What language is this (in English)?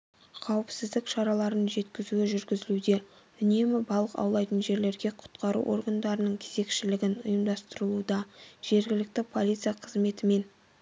Kazakh